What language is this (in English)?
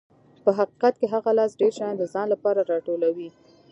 Pashto